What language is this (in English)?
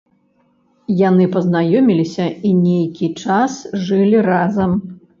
Belarusian